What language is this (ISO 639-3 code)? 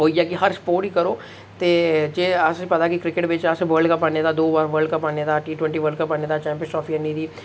doi